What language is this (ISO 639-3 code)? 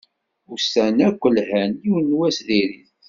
kab